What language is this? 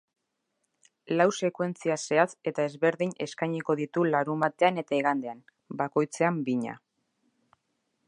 Basque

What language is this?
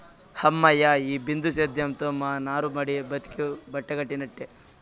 Telugu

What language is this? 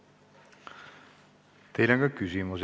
Estonian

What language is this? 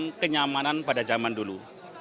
Indonesian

